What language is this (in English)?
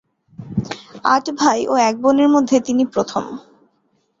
Bangla